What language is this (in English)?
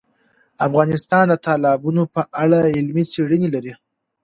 Pashto